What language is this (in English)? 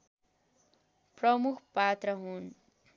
Nepali